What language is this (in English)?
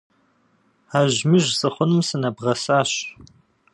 Kabardian